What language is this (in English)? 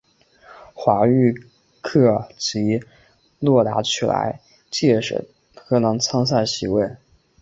Chinese